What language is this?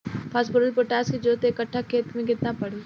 Bhojpuri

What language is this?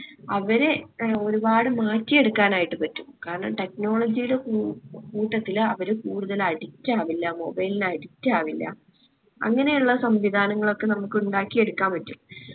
Malayalam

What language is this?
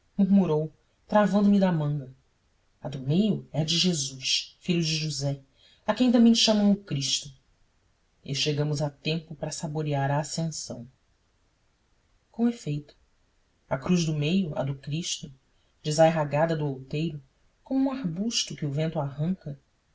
Portuguese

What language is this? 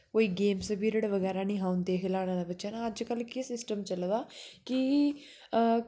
Dogri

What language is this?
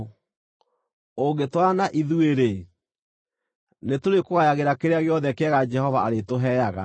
Kikuyu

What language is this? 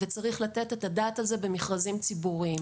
Hebrew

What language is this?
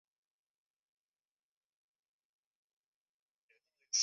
Chinese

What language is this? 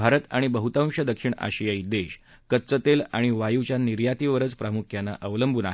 Marathi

